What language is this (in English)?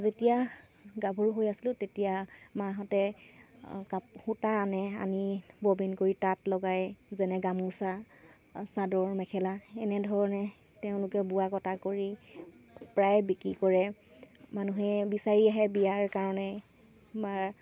Assamese